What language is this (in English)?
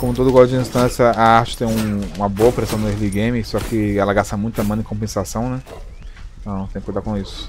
Portuguese